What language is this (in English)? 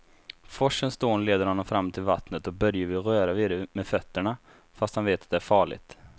Swedish